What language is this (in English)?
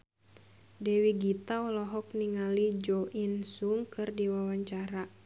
Sundanese